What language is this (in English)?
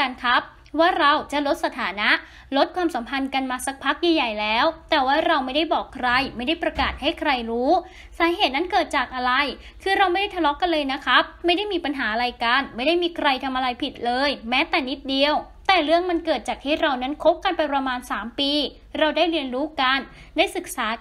Thai